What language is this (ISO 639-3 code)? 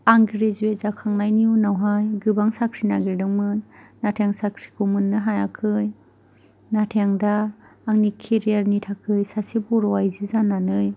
brx